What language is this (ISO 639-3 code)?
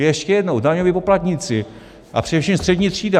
ces